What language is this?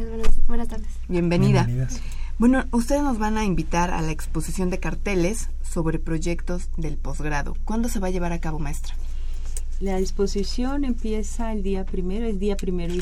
Spanish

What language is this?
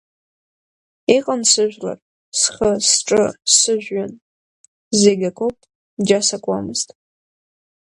Abkhazian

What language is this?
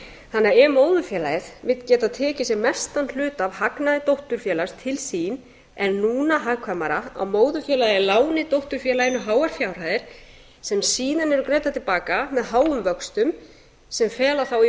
Icelandic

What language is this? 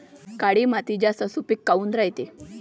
Marathi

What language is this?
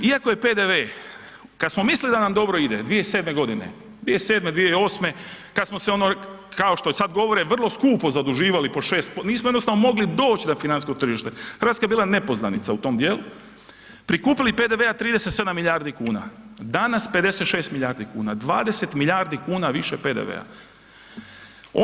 Croatian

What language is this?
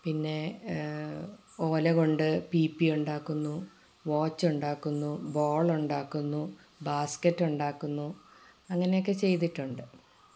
Malayalam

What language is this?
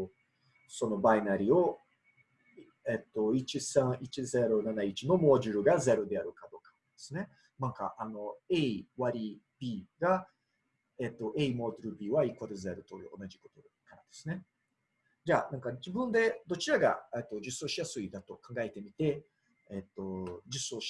Japanese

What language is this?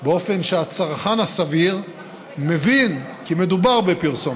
Hebrew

